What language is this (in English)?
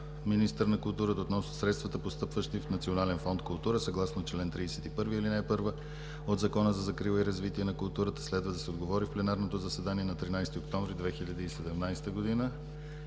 Bulgarian